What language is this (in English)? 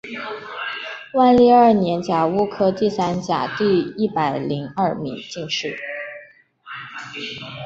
Chinese